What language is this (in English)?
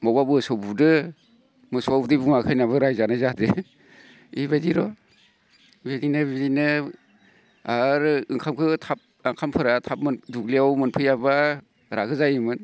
Bodo